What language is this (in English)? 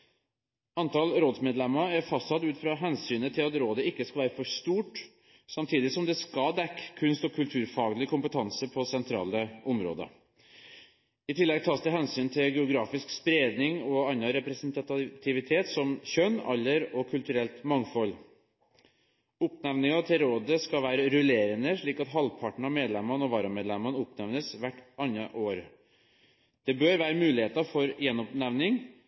Norwegian Bokmål